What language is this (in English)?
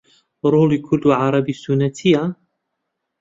Central Kurdish